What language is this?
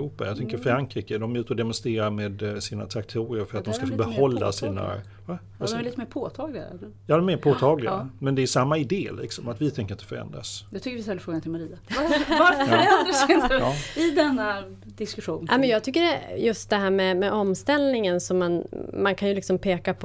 Swedish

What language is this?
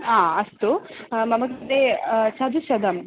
Sanskrit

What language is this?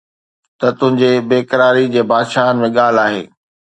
Sindhi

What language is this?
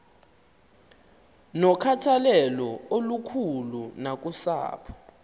Xhosa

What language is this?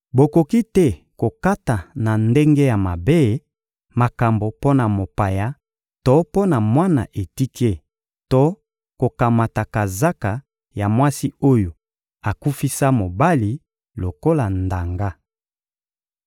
Lingala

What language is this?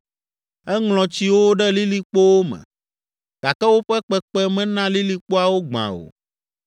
Ewe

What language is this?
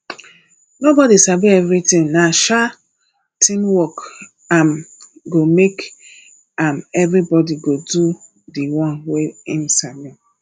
Nigerian Pidgin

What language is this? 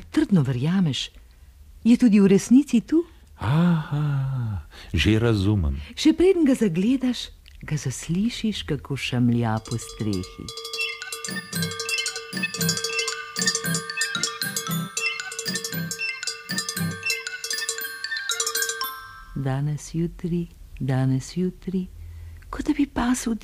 Romanian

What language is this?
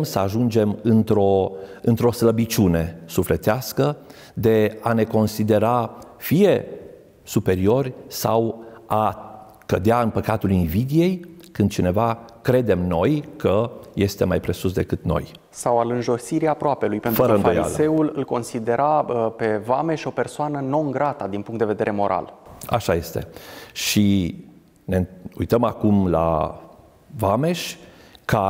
Romanian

